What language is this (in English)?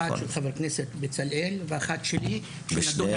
Hebrew